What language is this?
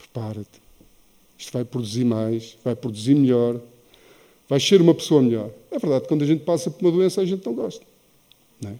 Portuguese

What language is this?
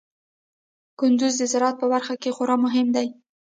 Pashto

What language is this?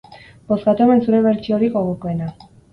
Basque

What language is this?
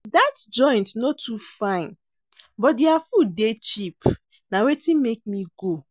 Nigerian Pidgin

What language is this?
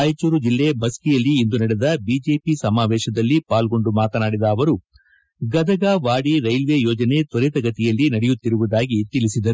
Kannada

